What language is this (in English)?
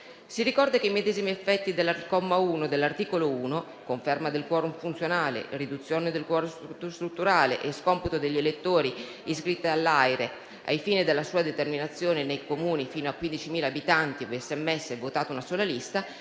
Italian